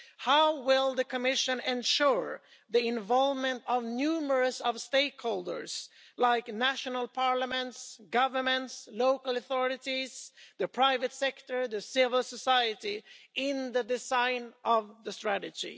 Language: English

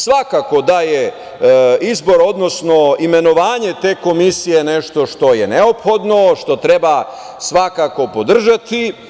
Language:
Serbian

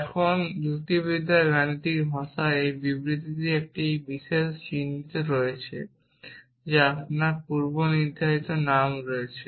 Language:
Bangla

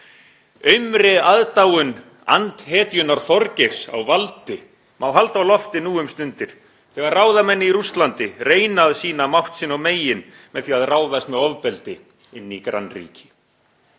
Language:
Icelandic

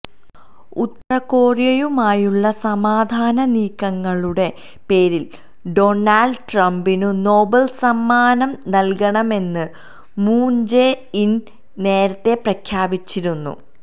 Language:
Malayalam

